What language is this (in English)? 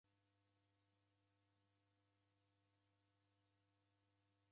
Taita